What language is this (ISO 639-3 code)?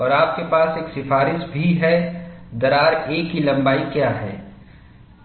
hin